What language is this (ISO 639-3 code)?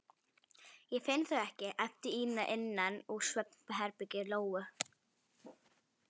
isl